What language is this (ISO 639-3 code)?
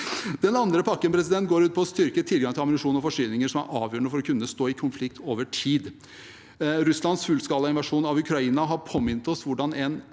nor